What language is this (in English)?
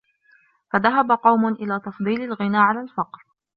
Arabic